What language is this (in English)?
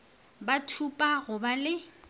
Northern Sotho